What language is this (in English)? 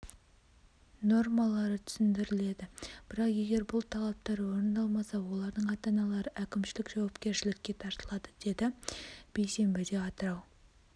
Kazakh